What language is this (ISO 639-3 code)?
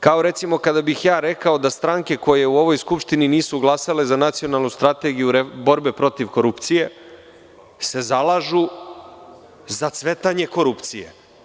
srp